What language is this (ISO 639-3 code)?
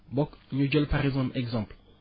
wol